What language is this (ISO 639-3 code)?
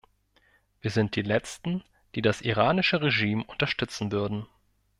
deu